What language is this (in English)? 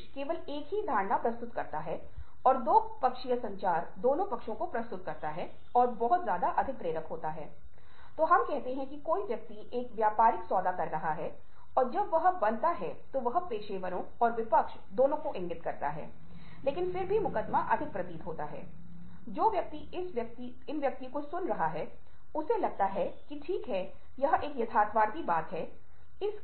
Hindi